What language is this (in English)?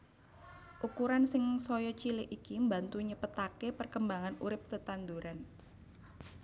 Javanese